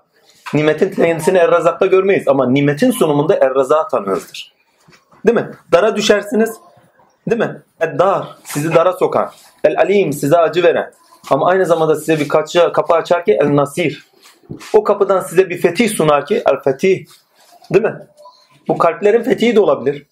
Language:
Turkish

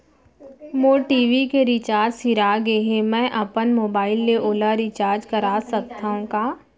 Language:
Chhattisgarhi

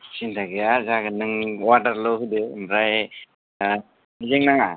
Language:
Bodo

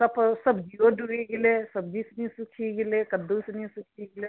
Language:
Maithili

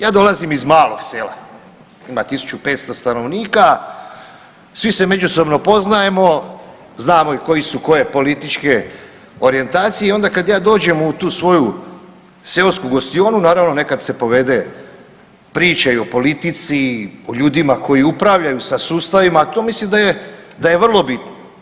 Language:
Croatian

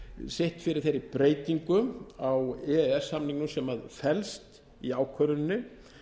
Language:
Icelandic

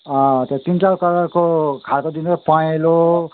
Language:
Nepali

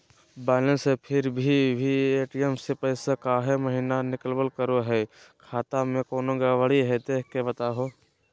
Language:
Magahi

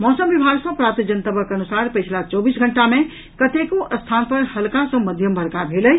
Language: Maithili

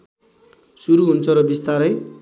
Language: Nepali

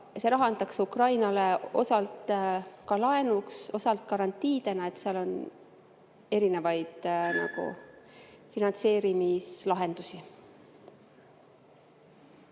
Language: Estonian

